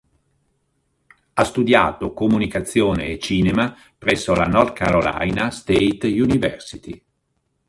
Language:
Italian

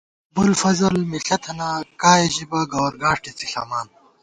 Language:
Gawar-Bati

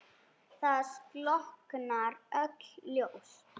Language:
Icelandic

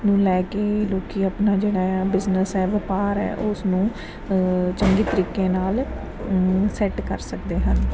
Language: Punjabi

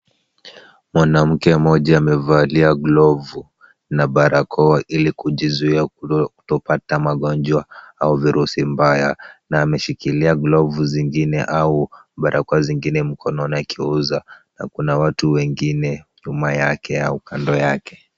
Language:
Swahili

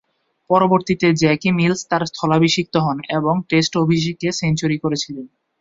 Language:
Bangla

